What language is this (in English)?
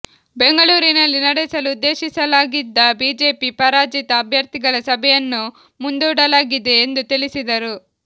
Kannada